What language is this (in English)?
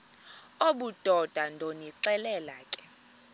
Xhosa